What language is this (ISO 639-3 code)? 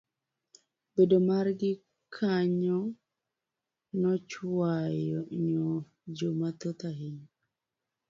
luo